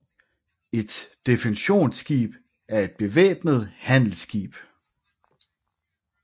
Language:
Danish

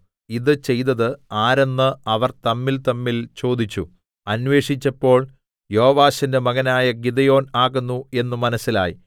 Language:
Malayalam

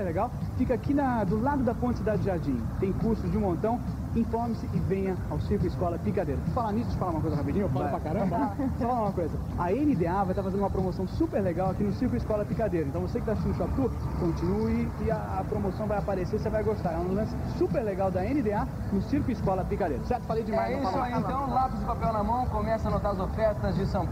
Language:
Portuguese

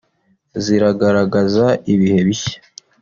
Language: Kinyarwanda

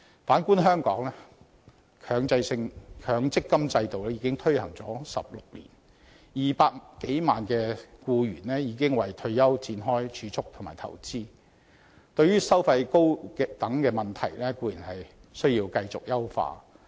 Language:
Cantonese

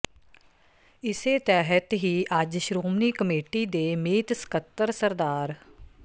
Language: Punjabi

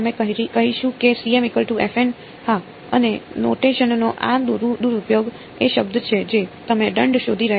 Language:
Gujarati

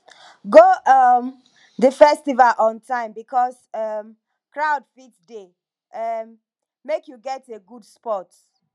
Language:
Nigerian Pidgin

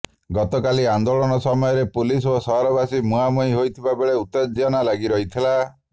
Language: Odia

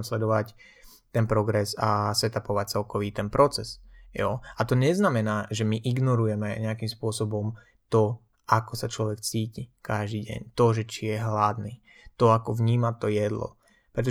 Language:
Slovak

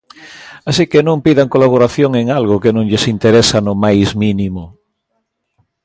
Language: Galician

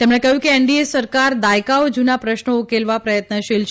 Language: Gujarati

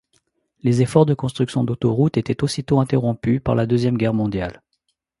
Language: French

